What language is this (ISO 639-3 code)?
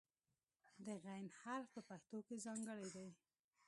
pus